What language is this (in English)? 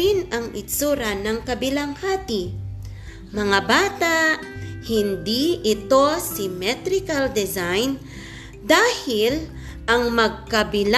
Filipino